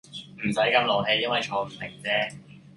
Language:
Cantonese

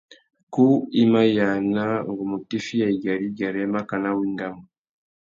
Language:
Tuki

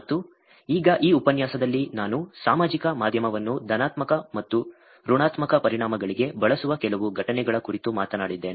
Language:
Kannada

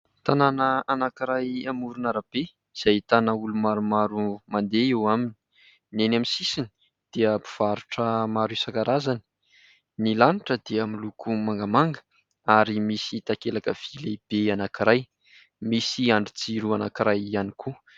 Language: Malagasy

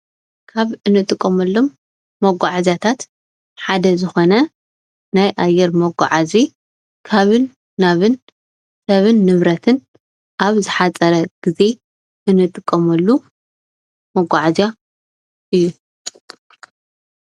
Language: Tigrinya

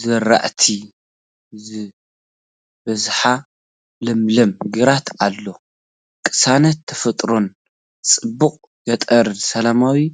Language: Tigrinya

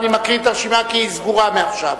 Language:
Hebrew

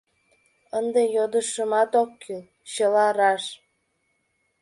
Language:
Mari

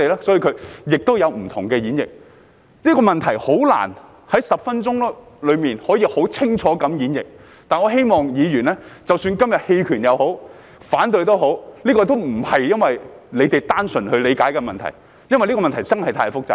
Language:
Cantonese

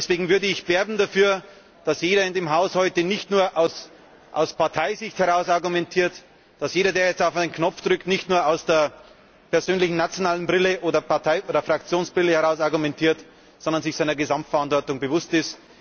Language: German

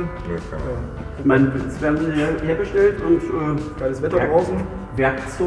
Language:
German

